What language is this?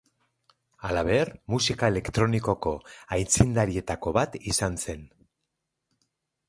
Basque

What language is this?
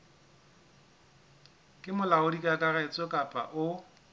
Southern Sotho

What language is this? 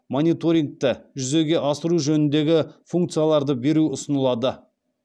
Kazakh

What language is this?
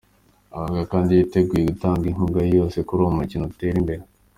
Kinyarwanda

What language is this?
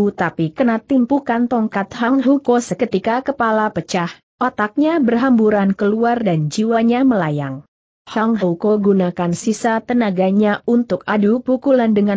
Indonesian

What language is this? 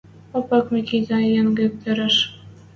Western Mari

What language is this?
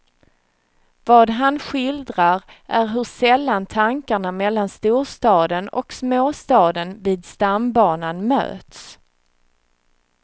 Swedish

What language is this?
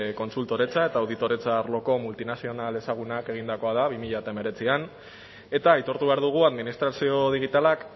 Basque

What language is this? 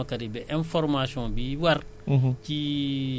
Wolof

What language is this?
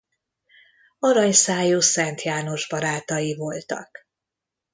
Hungarian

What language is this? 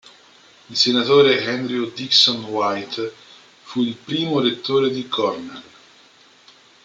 Italian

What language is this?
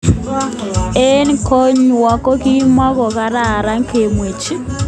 Kalenjin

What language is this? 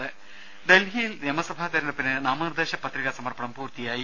Malayalam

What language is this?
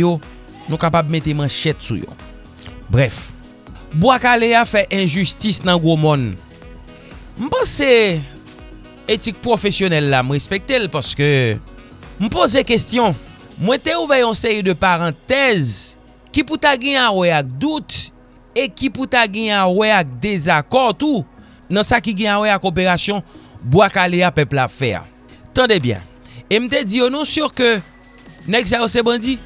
French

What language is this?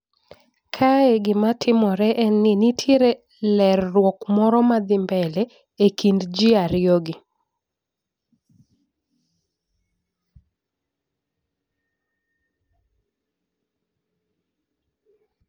Luo (Kenya and Tanzania)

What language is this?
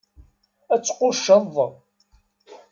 Kabyle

